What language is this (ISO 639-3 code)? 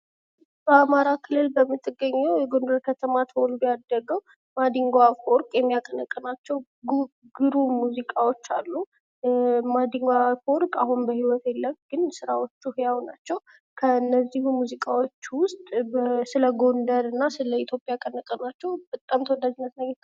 amh